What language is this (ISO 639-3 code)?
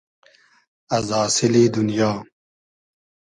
haz